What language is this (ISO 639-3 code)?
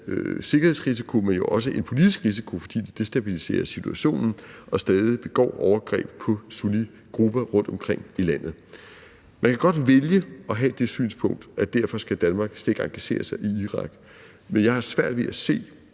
dan